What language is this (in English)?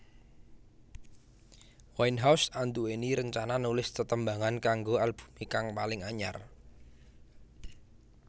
Javanese